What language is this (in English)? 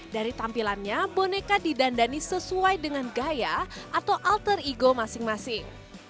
Indonesian